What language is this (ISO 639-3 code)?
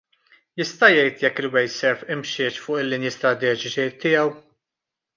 mlt